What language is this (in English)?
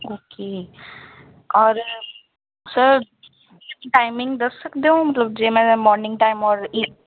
Punjabi